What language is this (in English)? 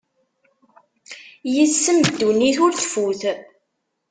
Kabyle